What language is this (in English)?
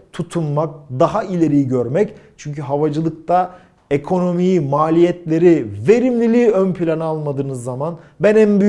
Turkish